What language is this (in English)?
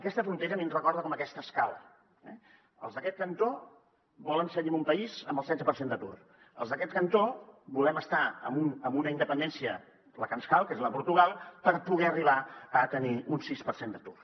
Catalan